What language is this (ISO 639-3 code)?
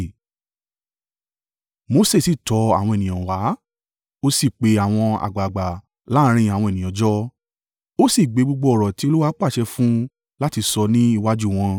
yor